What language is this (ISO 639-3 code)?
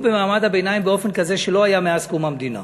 heb